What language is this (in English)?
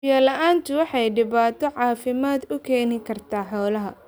Somali